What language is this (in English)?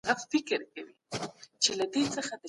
Pashto